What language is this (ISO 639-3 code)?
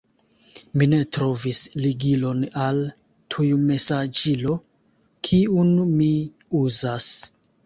epo